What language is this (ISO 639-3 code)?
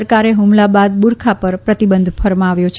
guj